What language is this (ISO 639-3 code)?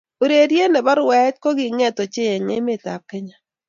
kln